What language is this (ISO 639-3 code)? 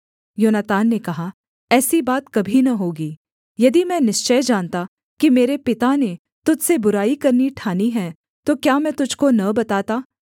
hin